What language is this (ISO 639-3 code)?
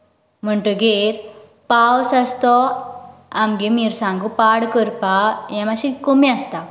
kok